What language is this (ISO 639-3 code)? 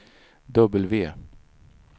swe